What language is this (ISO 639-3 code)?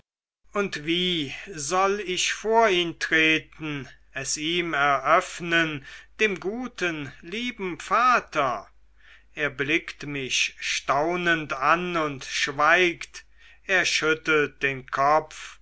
deu